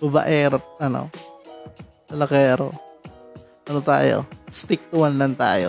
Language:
Filipino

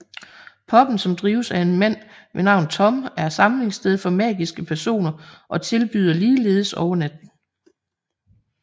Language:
Danish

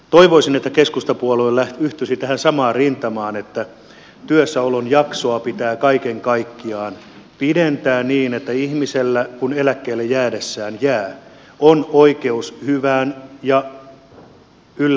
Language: Finnish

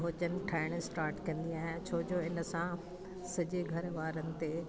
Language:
Sindhi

